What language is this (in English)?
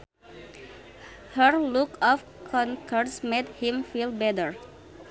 Sundanese